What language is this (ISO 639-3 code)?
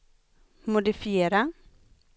swe